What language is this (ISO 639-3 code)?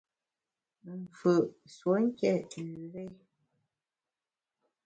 bax